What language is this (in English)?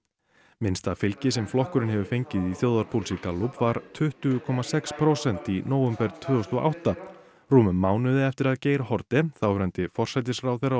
Icelandic